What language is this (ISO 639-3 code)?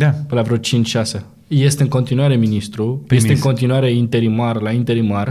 ron